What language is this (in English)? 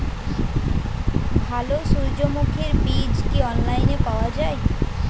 Bangla